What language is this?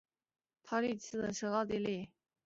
Chinese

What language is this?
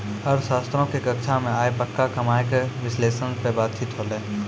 Maithili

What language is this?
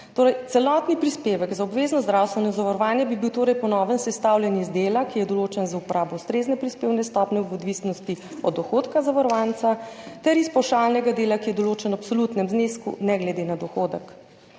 Slovenian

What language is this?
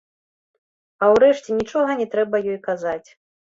Belarusian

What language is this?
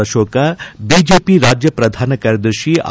Kannada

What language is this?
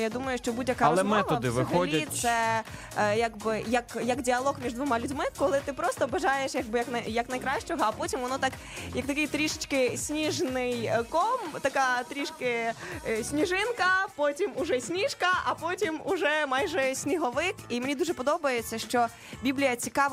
Ukrainian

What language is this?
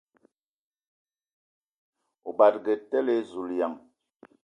Ewondo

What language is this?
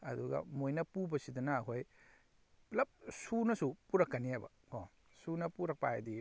Manipuri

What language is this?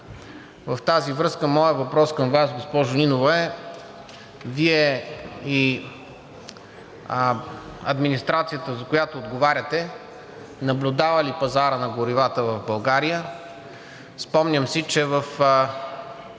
Bulgarian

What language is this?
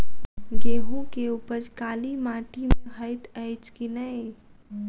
Maithili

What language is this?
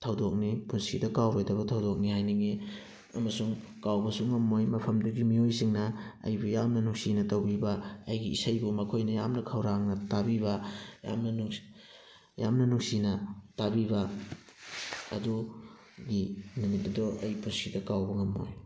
Manipuri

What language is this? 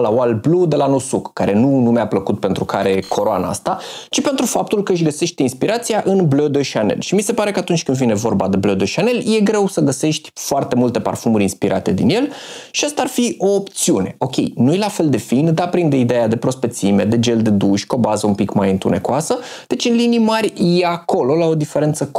Romanian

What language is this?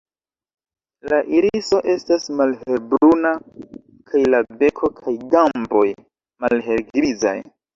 Esperanto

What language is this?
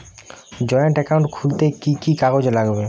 Bangla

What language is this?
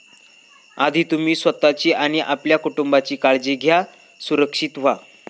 Marathi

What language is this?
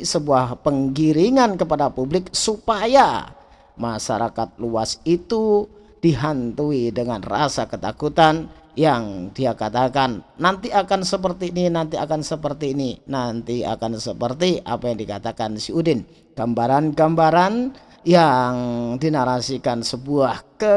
Indonesian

